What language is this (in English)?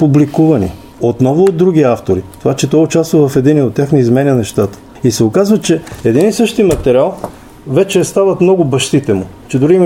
Bulgarian